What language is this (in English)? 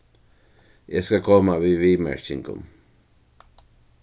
Faroese